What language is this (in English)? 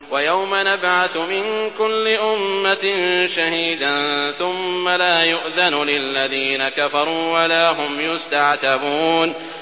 Arabic